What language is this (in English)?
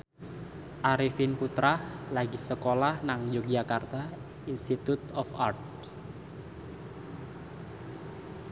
Javanese